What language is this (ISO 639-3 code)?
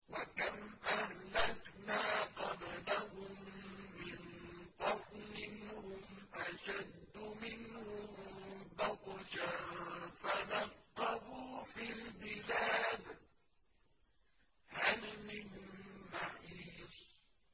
ara